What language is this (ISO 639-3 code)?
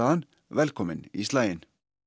isl